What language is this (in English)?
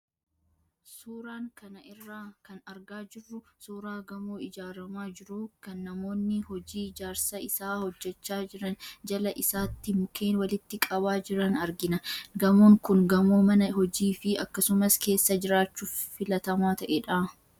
Oromo